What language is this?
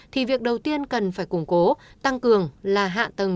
Vietnamese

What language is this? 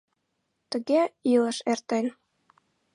Mari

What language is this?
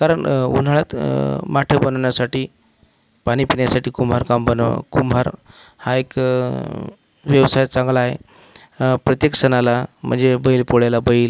Marathi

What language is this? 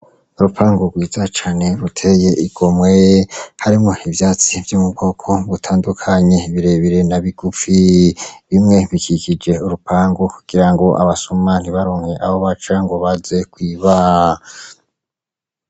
Rundi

